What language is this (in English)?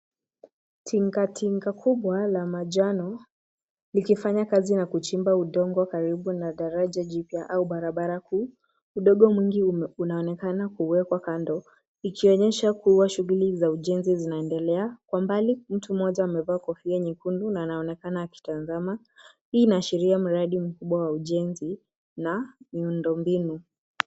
Swahili